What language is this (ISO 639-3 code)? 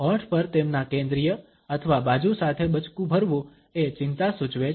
guj